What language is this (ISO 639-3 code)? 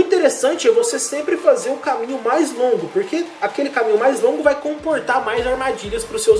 por